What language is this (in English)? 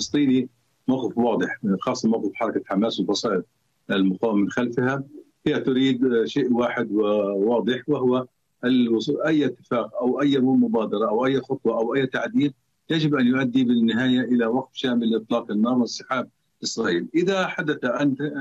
Arabic